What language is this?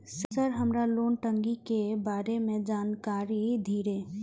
Maithili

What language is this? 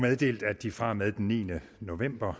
Danish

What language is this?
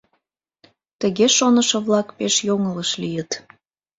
Mari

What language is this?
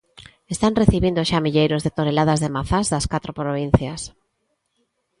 Galician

